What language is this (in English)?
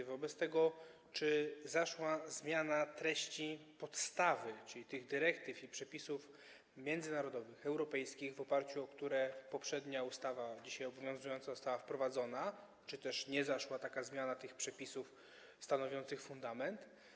Polish